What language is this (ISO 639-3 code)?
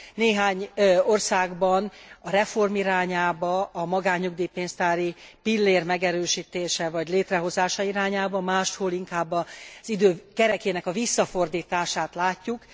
hun